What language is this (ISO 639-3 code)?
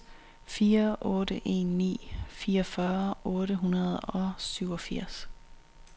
dan